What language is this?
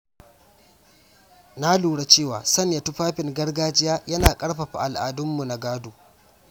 Hausa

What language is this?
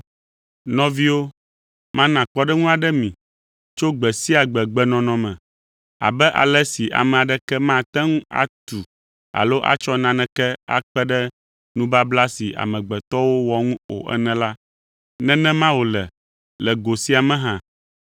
Ewe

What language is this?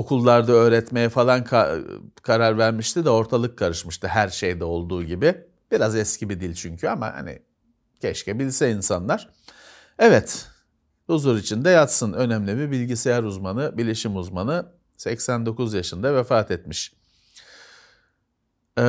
Turkish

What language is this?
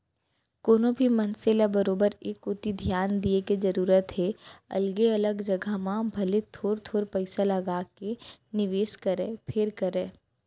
Chhattisgarhi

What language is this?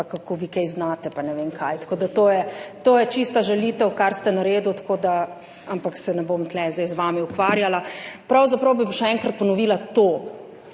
Slovenian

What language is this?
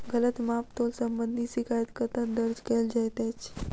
Maithili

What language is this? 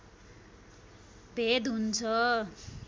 Nepali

